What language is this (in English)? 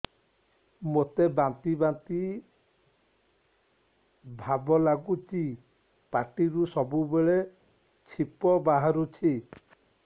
Odia